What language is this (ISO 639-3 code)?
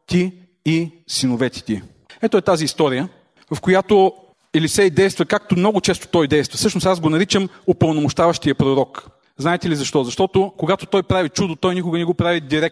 bul